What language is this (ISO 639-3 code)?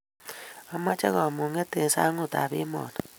kln